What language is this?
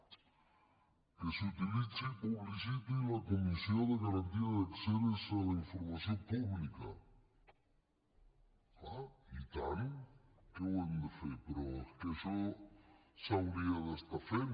Catalan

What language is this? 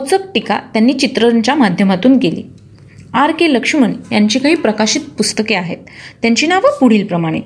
Marathi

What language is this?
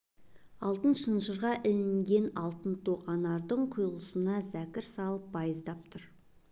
Kazakh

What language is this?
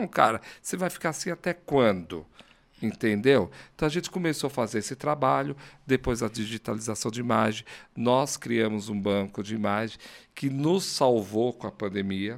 Portuguese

